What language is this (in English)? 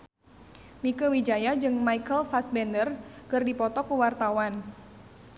Sundanese